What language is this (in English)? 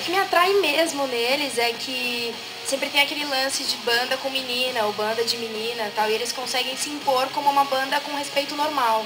Portuguese